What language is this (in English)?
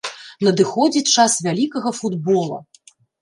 Belarusian